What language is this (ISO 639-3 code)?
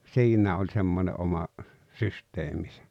fin